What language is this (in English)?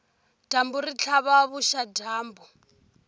Tsonga